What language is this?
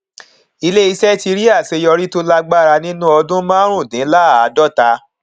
Yoruba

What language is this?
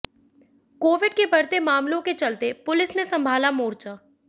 Hindi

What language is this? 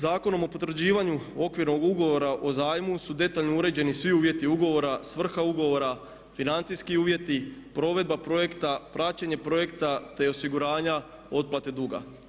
Croatian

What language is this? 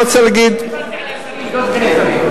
Hebrew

